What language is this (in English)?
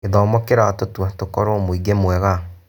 Kikuyu